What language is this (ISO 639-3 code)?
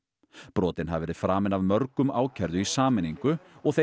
isl